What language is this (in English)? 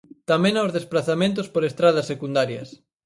Galician